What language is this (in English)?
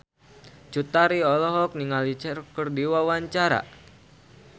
Sundanese